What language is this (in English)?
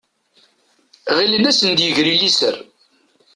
Kabyle